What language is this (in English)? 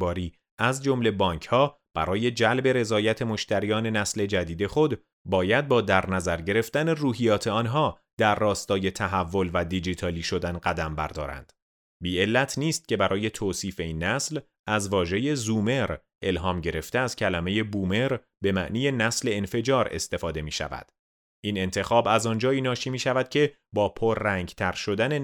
Persian